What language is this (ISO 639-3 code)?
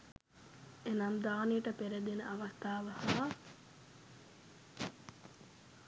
sin